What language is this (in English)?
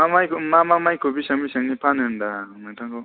Bodo